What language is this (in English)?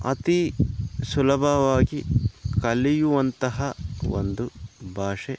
Kannada